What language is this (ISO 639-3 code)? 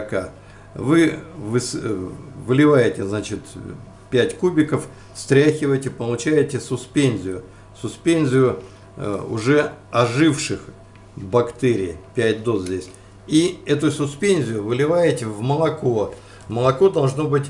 rus